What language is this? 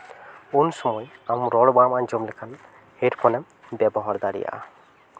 Santali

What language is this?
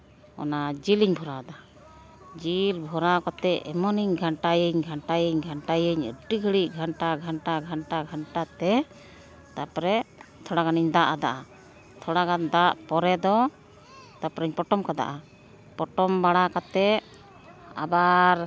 Santali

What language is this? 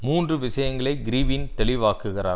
Tamil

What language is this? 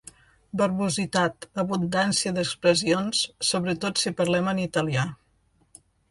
Catalan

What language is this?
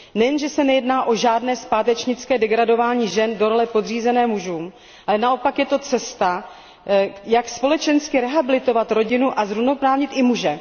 Czech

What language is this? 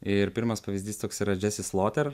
Lithuanian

